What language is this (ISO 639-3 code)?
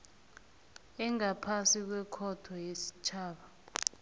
nbl